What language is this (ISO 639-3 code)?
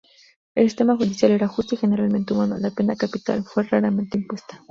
spa